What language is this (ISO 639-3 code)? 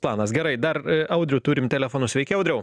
lit